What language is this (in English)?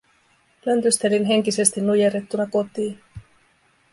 Finnish